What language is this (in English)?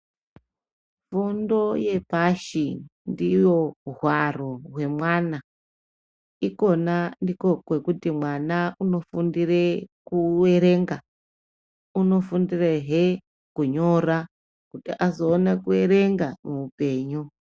Ndau